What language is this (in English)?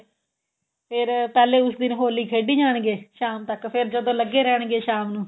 Punjabi